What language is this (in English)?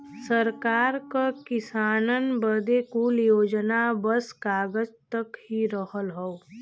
Bhojpuri